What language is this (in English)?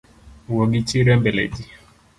Luo (Kenya and Tanzania)